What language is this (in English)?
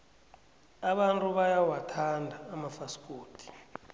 South Ndebele